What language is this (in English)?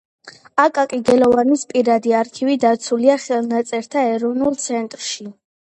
Georgian